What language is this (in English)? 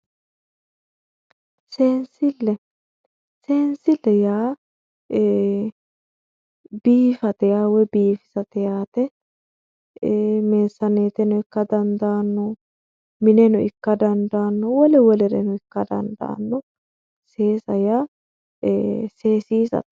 Sidamo